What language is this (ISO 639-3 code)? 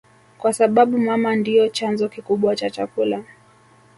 swa